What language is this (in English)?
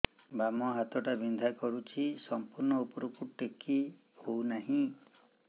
Odia